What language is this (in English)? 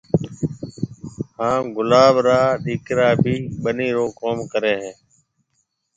Marwari (Pakistan)